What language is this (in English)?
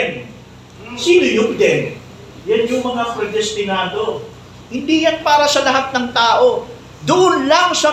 Filipino